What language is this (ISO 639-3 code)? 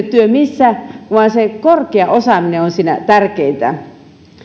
fin